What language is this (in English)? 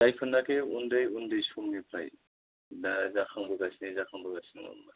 Bodo